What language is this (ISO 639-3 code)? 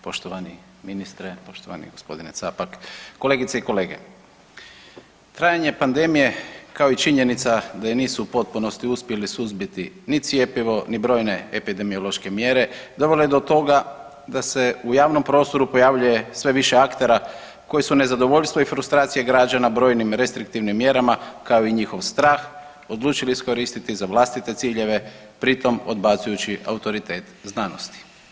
hrv